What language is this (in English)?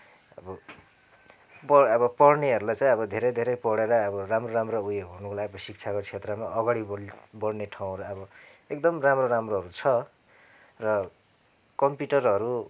Nepali